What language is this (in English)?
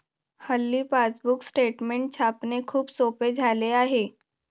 Marathi